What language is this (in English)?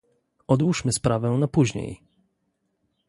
Polish